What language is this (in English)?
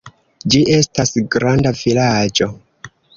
Esperanto